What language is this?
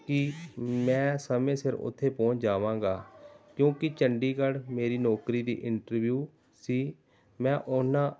Punjabi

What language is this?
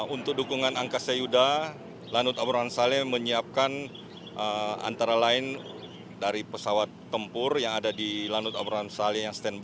Indonesian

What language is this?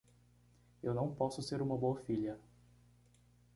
Portuguese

